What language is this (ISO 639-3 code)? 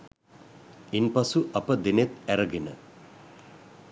sin